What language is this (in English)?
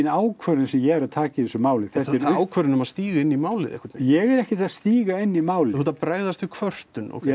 Icelandic